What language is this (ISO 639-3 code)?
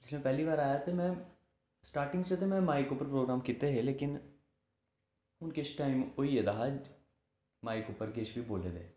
doi